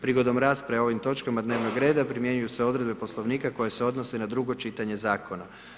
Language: Croatian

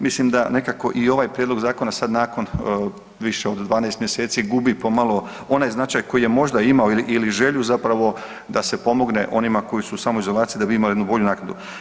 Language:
Croatian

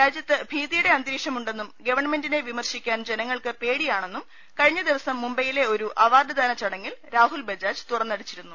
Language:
Malayalam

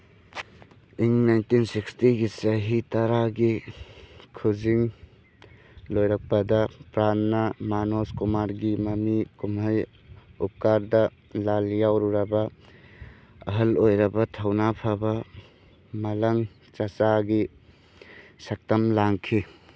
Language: Manipuri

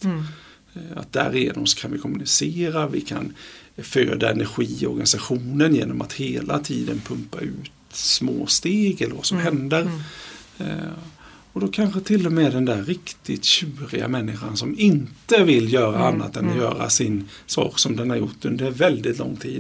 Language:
Swedish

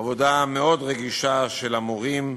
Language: Hebrew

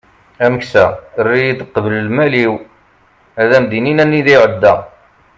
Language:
Kabyle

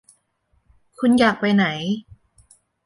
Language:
Thai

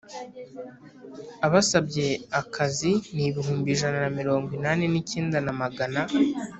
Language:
Kinyarwanda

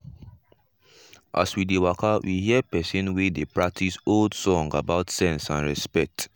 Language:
Nigerian Pidgin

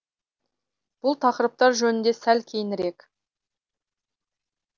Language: Kazakh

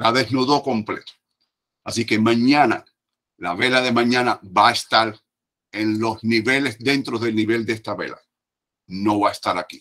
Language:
Spanish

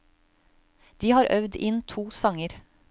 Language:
Norwegian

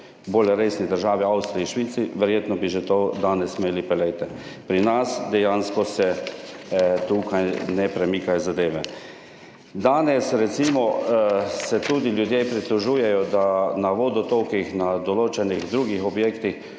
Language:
Slovenian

